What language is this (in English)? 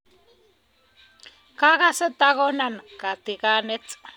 Kalenjin